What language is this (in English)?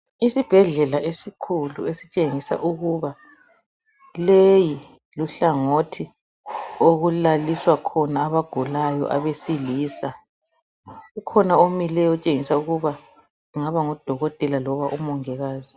North Ndebele